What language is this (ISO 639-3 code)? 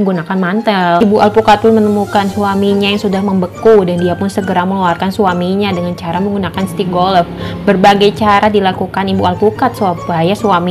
ind